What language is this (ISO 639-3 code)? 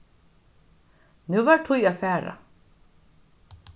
fao